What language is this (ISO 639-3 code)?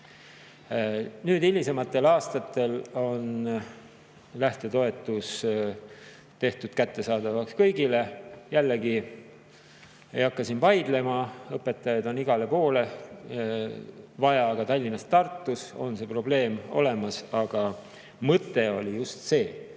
est